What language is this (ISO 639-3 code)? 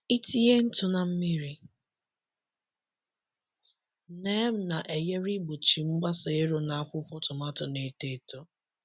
ibo